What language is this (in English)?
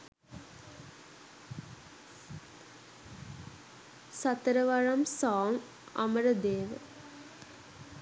Sinhala